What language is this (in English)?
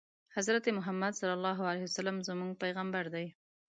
Pashto